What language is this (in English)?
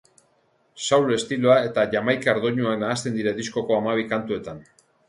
Basque